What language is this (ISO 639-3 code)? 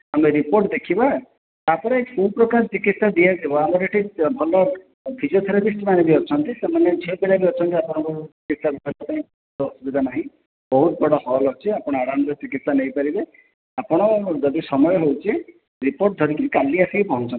ori